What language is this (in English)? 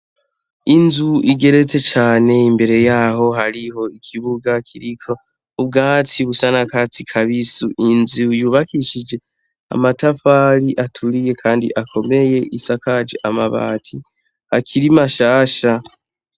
Rundi